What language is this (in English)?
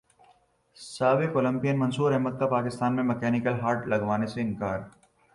Urdu